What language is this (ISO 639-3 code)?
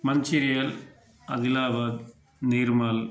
tel